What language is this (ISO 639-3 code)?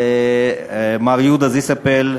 heb